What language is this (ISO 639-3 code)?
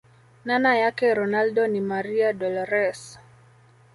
swa